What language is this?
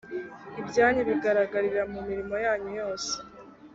Kinyarwanda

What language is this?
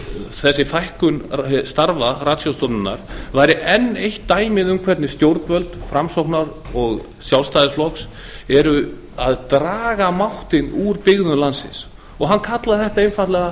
Icelandic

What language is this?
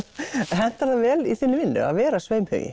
Icelandic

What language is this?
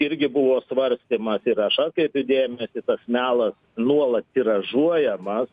Lithuanian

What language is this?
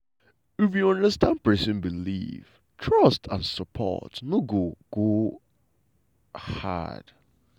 Nigerian Pidgin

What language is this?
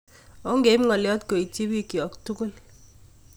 Kalenjin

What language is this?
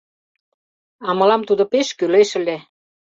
Mari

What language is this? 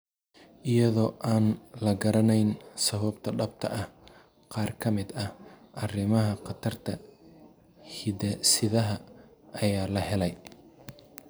Somali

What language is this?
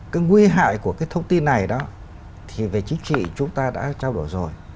Vietnamese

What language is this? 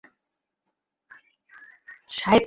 Bangla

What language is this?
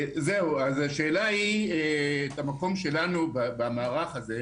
Hebrew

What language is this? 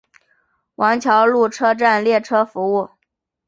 Chinese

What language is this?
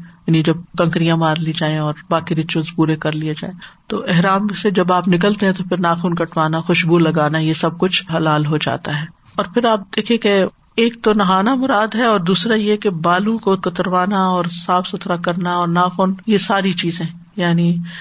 Urdu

